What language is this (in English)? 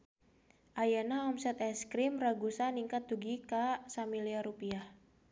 Sundanese